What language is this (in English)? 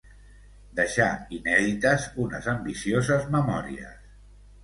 Catalan